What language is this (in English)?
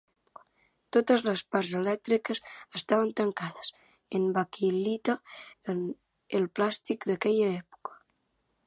Catalan